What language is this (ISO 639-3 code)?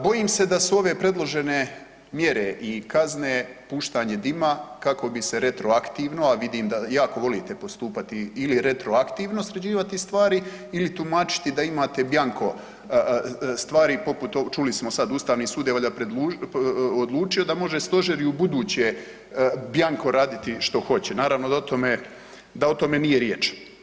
hrv